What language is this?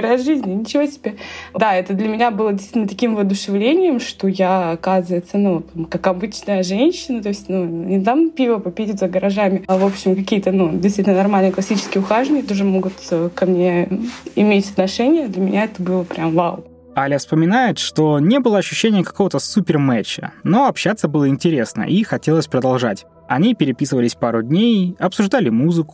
Russian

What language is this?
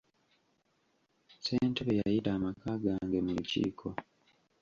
Ganda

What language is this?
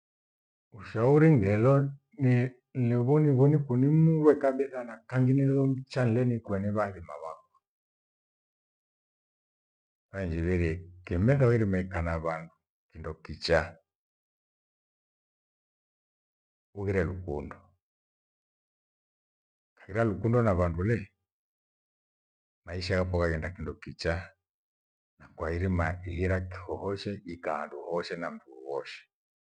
Gweno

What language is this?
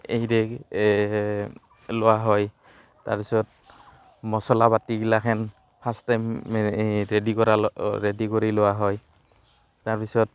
Assamese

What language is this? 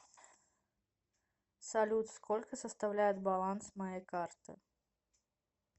Russian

